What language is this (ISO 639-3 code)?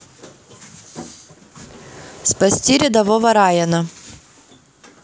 rus